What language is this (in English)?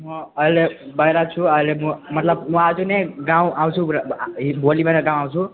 Nepali